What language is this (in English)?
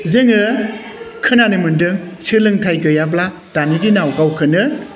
Bodo